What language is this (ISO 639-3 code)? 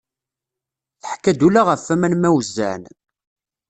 kab